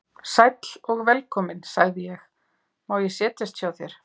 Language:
Icelandic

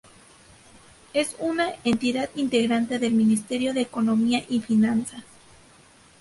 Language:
Spanish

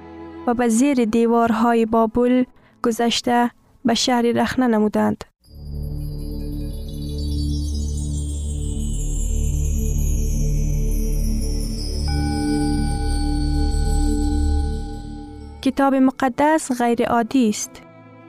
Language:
Persian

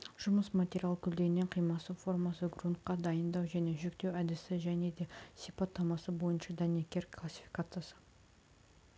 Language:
Kazakh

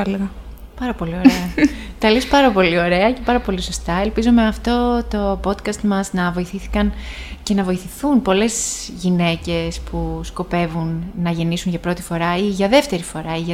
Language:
Greek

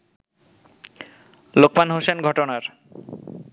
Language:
Bangla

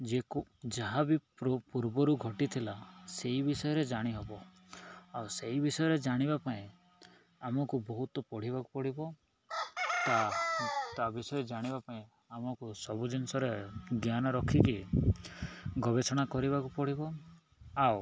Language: Odia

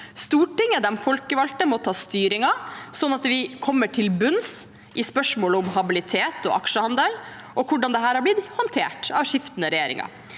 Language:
Norwegian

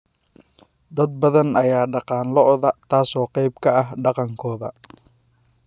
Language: Somali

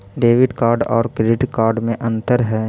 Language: Magahi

